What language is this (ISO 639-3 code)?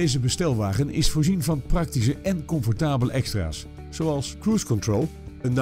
nld